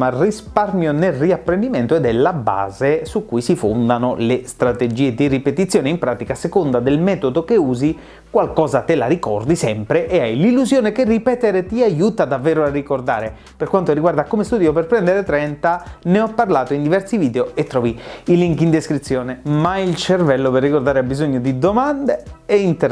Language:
Italian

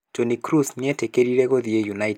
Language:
Kikuyu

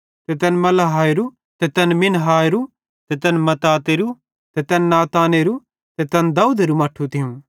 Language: Bhadrawahi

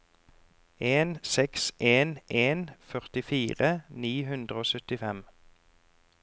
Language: Norwegian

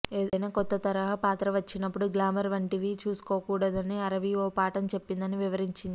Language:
Telugu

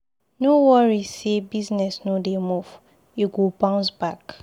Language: Nigerian Pidgin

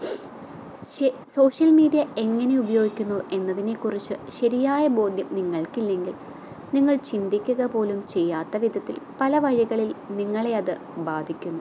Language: Malayalam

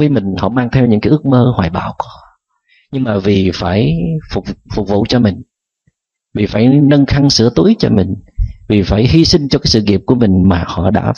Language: Vietnamese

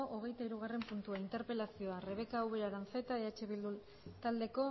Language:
Basque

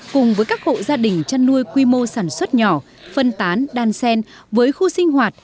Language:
Vietnamese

